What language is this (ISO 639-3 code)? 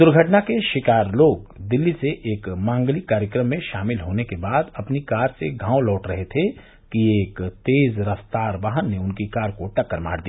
hin